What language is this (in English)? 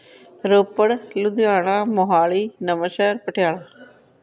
Punjabi